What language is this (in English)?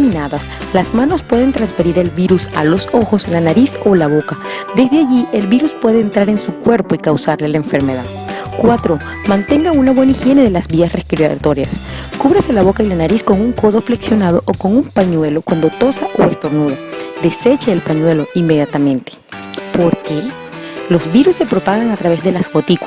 Spanish